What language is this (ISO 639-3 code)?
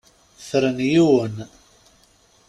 kab